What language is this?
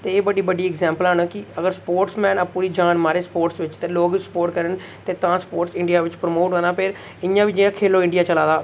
Dogri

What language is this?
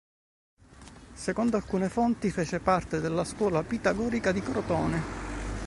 Italian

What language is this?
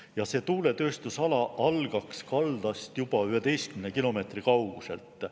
Estonian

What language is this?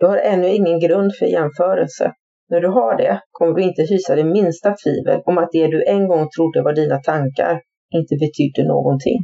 Swedish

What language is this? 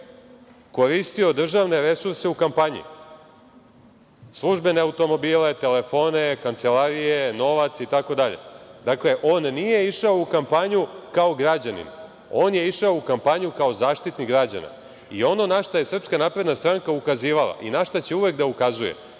Serbian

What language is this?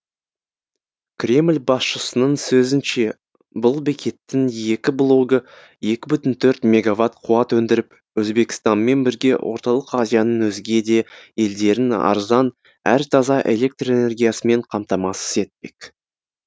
Kazakh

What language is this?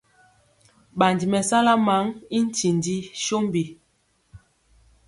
Mpiemo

